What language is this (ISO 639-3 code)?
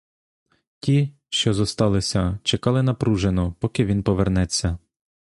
ukr